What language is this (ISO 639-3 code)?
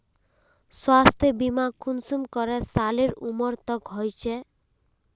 mag